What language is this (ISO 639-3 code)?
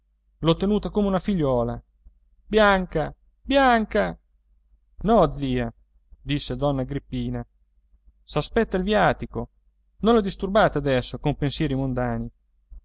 ita